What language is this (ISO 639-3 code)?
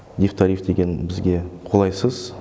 kaz